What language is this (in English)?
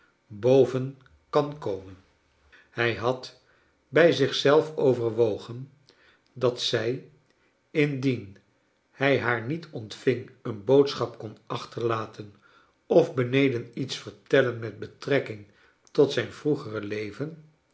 Dutch